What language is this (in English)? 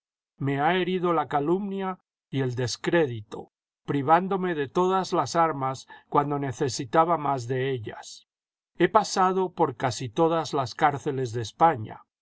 Spanish